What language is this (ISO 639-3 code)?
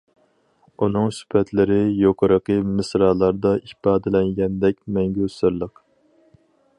uig